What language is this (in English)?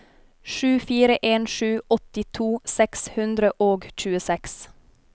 Norwegian